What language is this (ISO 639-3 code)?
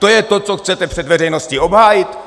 ces